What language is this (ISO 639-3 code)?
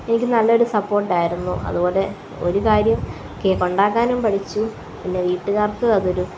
mal